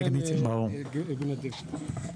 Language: Hebrew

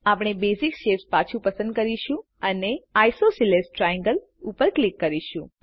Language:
Gujarati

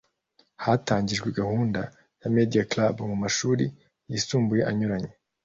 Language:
Kinyarwanda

